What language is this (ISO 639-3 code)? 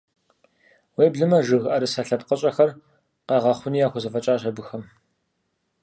kbd